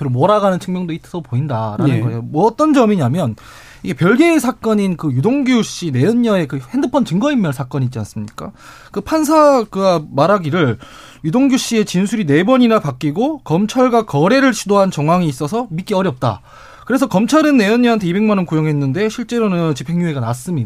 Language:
Korean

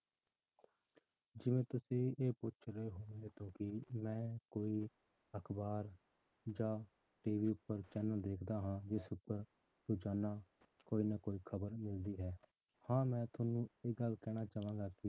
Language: Punjabi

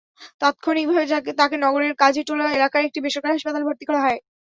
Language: Bangla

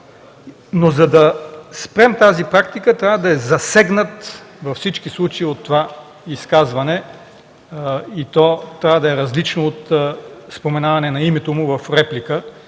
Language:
Bulgarian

